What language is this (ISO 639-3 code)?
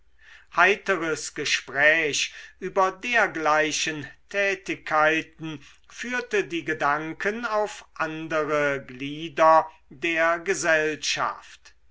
deu